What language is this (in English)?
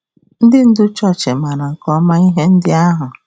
Igbo